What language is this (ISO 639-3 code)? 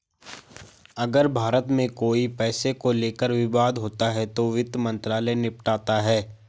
hin